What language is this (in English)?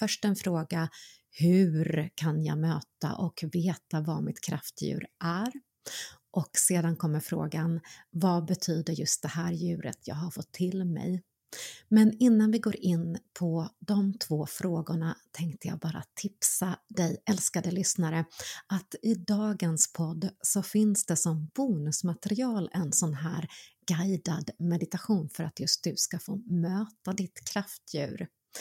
Swedish